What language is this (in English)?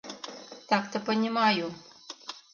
Mari